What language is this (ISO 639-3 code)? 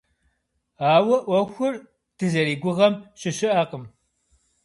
kbd